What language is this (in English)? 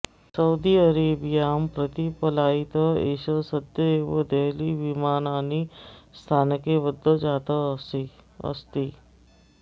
Sanskrit